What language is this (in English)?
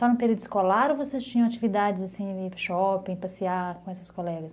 Portuguese